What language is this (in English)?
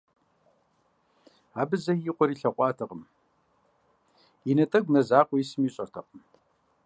Kabardian